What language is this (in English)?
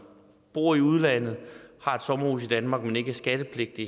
Danish